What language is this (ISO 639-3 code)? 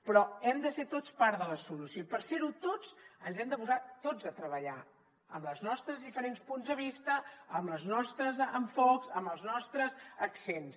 cat